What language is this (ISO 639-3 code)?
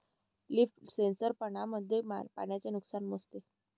mar